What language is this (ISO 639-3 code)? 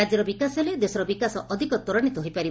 ori